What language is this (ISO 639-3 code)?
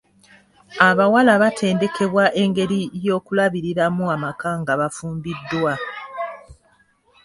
lug